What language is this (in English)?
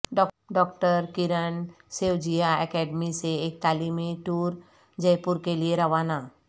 Urdu